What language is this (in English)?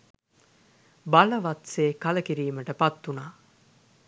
Sinhala